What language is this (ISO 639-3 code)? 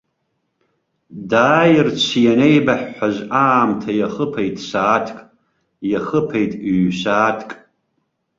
abk